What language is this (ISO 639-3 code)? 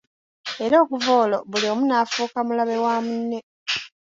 lug